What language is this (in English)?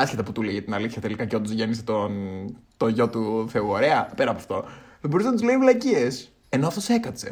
Greek